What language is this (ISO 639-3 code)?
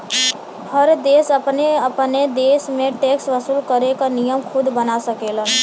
bho